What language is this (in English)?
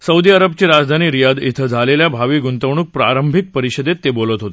Marathi